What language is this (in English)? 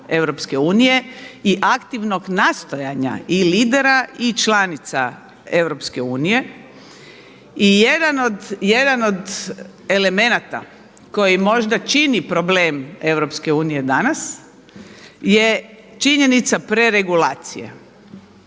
Croatian